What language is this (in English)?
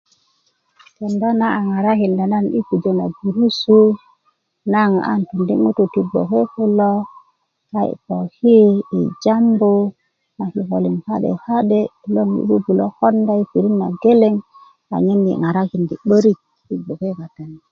Kuku